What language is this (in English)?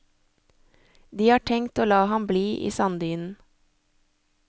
Norwegian